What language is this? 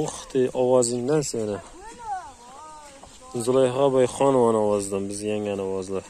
Turkish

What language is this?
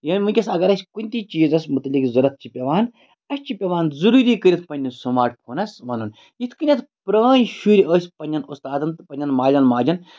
Kashmiri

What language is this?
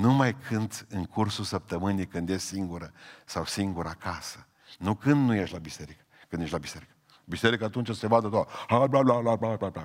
Romanian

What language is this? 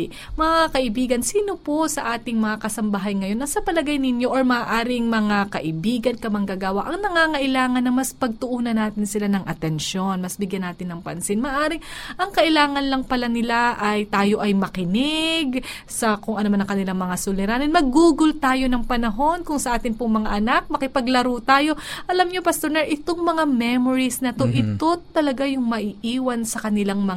Filipino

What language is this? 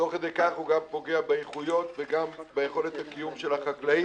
Hebrew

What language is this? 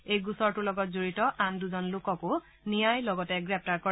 Assamese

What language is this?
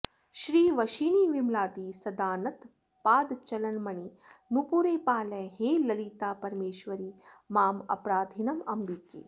Sanskrit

